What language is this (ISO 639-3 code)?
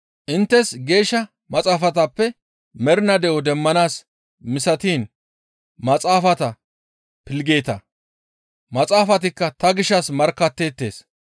gmv